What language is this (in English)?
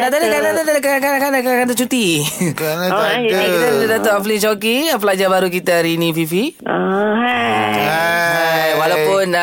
Malay